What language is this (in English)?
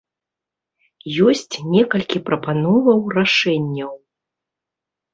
Belarusian